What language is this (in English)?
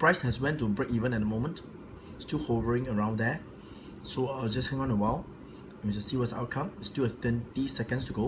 English